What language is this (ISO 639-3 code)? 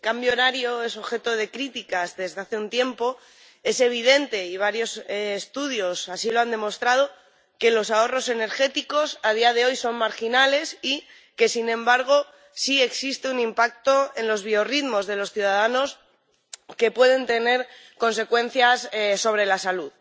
spa